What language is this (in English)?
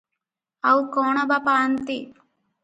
Odia